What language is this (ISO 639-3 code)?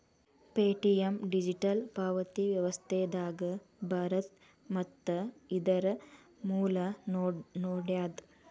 kan